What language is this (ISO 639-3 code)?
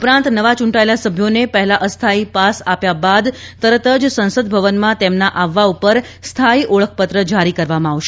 guj